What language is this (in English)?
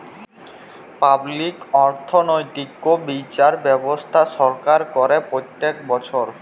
Bangla